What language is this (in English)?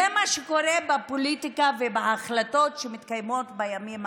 Hebrew